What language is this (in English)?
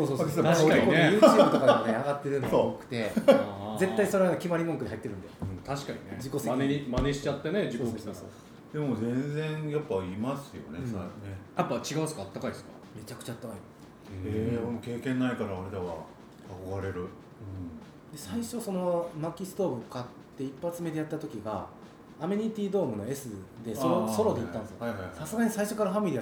Japanese